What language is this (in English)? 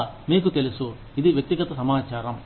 Telugu